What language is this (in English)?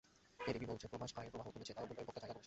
Bangla